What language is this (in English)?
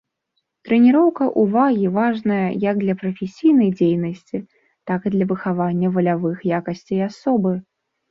Belarusian